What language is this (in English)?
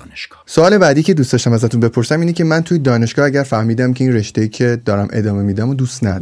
Persian